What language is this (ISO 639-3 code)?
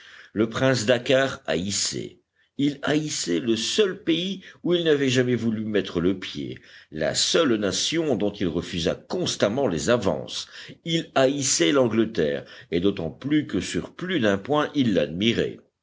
fra